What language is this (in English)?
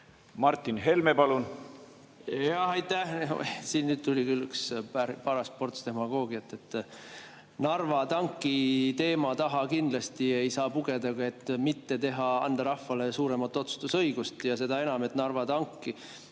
Estonian